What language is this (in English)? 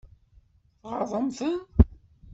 Kabyle